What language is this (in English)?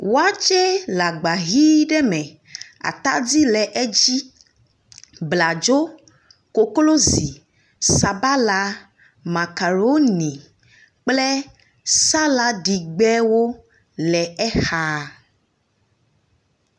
Ewe